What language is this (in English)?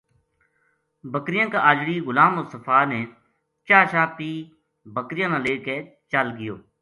Gujari